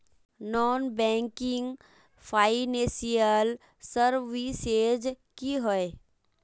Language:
Magahi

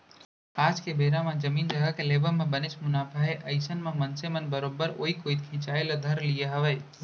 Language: Chhattisgarhi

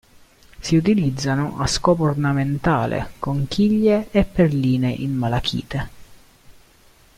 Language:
Italian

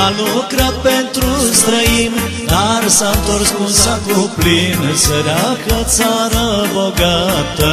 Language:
Romanian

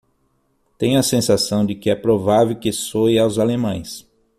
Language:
Portuguese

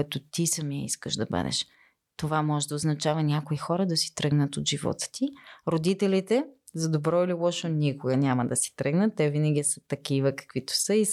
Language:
Bulgarian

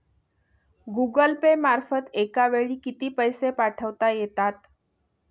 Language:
Marathi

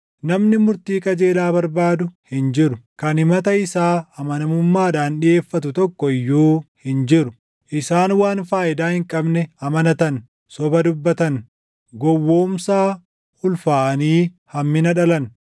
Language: Oromo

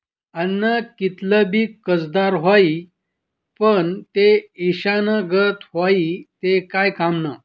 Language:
Marathi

